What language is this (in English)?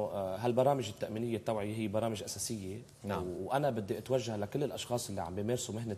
Arabic